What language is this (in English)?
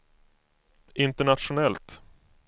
Swedish